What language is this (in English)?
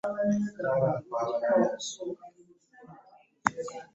Ganda